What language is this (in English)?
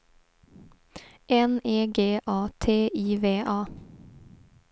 Swedish